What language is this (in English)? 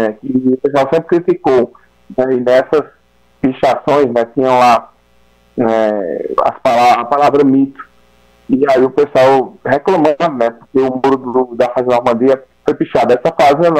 Portuguese